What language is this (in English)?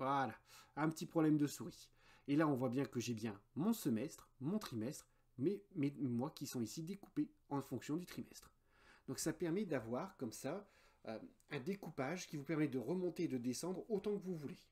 French